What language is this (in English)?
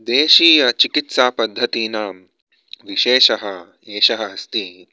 Sanskrit